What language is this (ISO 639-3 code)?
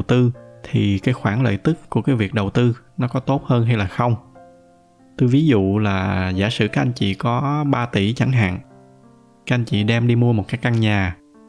vie